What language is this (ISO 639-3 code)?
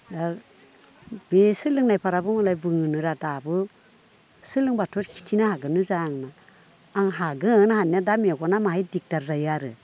brx